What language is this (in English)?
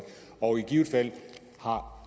Danish